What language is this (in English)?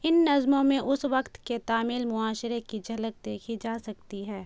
Urdu